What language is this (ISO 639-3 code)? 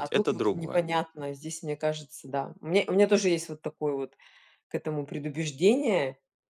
rus